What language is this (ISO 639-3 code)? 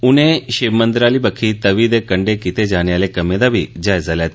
doi